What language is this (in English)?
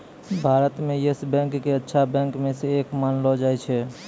Maithili